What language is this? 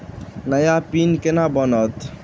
Maithili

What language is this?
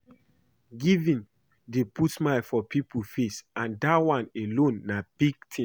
Nigerian Pidgin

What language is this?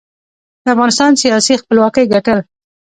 Pashto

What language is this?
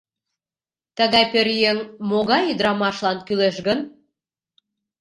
Mari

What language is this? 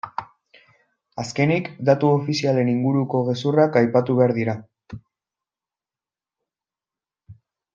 Basque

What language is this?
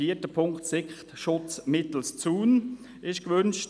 Swiss German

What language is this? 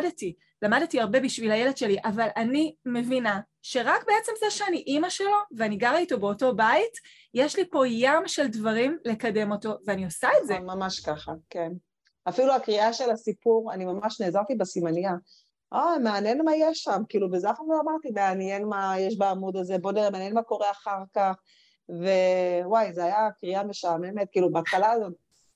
Hebrew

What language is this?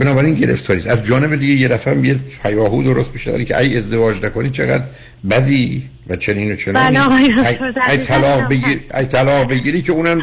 Persian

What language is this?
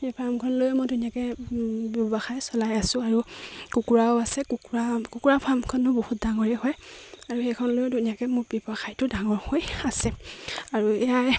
Assamese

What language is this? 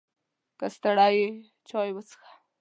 Pashto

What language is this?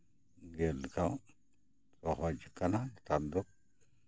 Santali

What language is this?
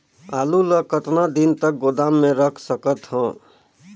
Chhattisgarhi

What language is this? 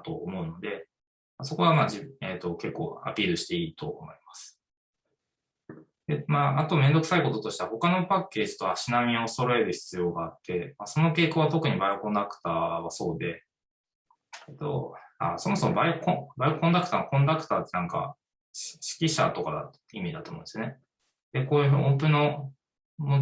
Japanese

